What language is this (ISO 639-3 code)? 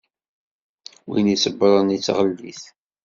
kab